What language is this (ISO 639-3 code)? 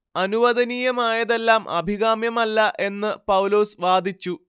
mal